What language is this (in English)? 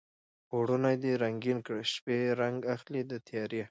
Pashto